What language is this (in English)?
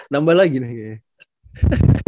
Indonesian